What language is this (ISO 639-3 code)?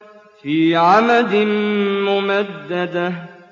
ara